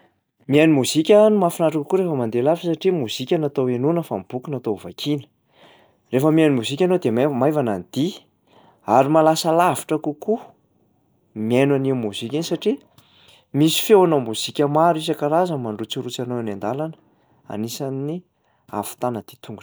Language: Malagasy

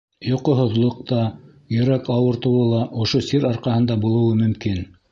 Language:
Bashkir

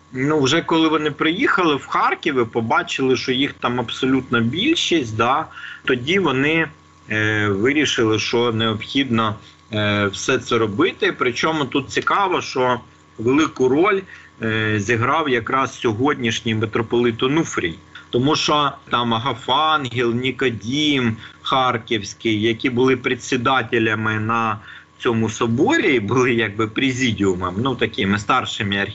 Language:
Ukrainian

